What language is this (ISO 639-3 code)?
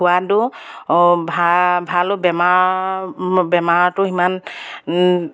asm